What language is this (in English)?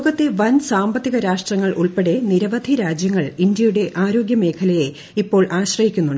Malayalam